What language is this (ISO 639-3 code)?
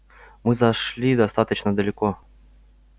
rus